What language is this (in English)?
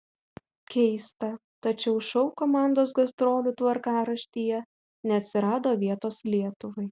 Lithuanian